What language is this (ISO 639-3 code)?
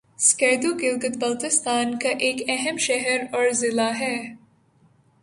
urd